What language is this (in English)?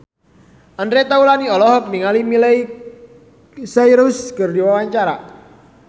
Sundanese